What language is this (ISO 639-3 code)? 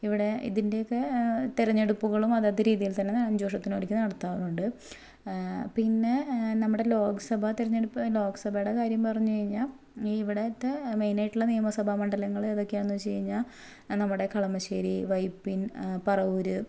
mal